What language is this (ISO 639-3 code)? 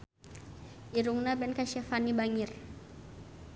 sun